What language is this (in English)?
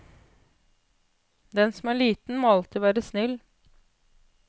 Norwegian